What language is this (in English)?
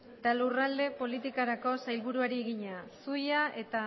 Basque